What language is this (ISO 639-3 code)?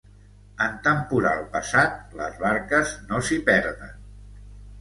cat